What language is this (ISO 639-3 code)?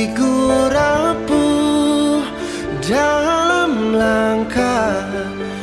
ind